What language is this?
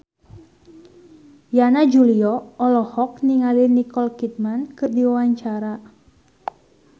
Sundanese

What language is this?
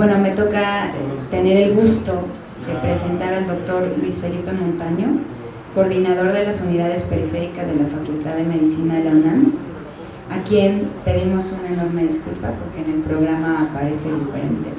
Spanish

